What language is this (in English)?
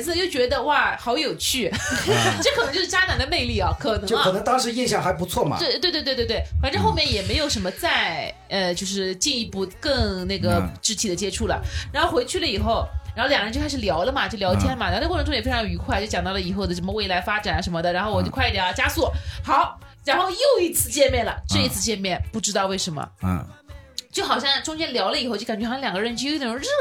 Chinese